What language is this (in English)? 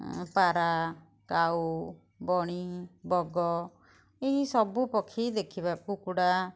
Odia